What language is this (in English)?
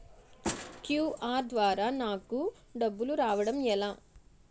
Telugu